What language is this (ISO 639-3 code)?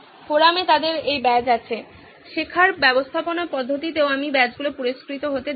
ben